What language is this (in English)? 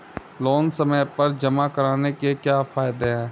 Hindi